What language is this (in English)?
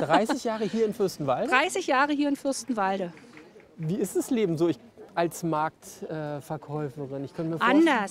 German